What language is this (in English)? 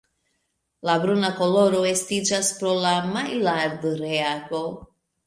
Esperanto